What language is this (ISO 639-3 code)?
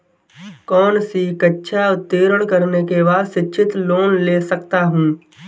hin